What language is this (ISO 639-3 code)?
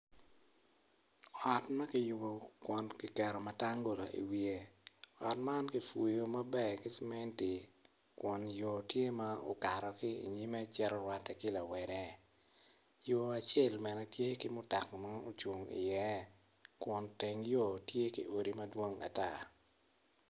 ach